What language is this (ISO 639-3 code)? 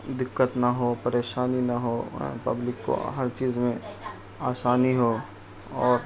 urd